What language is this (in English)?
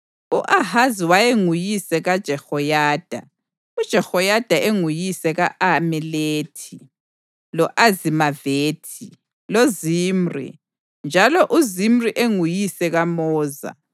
North Ndebele